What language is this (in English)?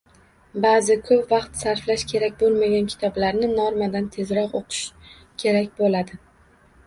Uzbek